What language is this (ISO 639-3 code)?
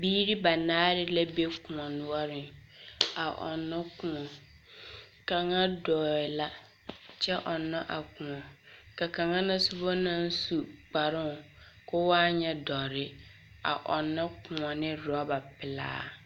dga